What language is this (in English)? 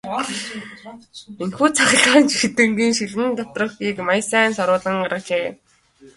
Mongolian